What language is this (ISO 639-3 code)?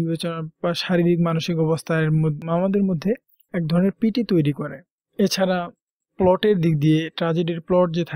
hin